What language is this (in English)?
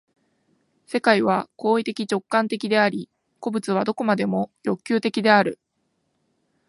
Japanese